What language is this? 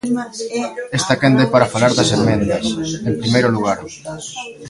Galician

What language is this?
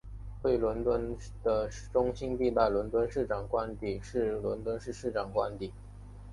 Chinese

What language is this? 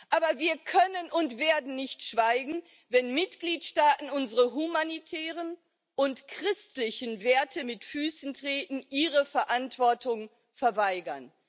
German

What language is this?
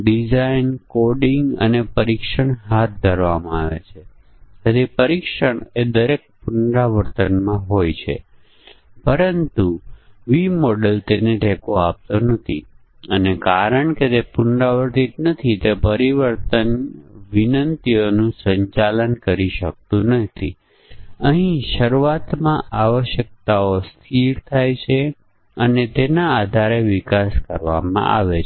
Gujarati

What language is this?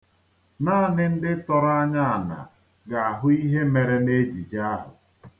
Igbo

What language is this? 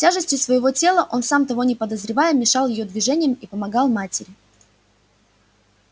Russian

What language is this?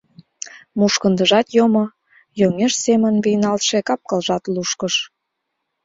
Mari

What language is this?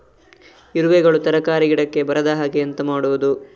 Kannada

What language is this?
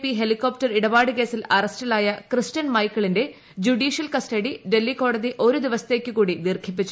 Malayalam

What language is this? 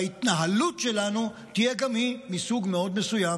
Hebrew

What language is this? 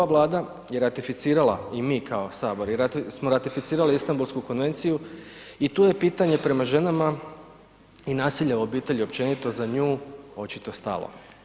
Croatian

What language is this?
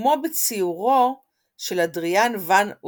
Hebrew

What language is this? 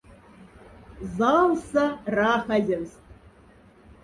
Moksha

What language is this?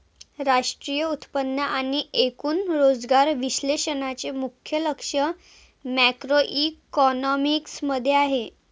Marathi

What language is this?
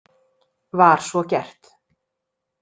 Icelandic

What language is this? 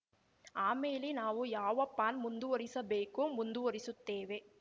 Kannada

